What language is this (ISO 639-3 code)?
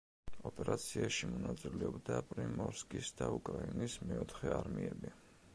kat